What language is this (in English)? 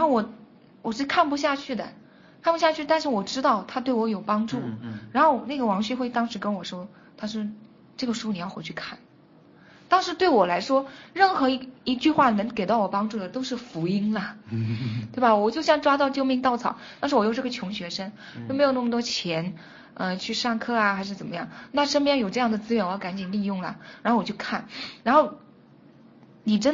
Chinese